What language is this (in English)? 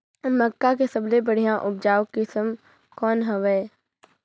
Chhattisgarhi